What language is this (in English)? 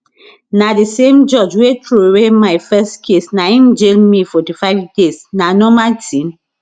Nigerian Pidgin